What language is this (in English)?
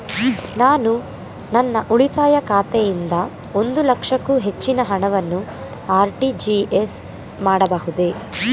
Kannada